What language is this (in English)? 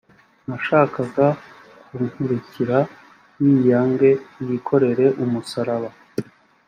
Kinyarwanda